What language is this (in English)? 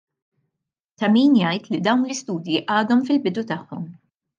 Maltese